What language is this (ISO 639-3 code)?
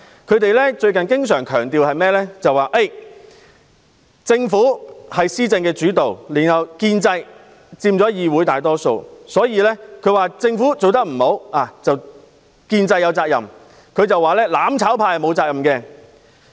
yue